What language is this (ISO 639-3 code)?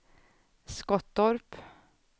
swe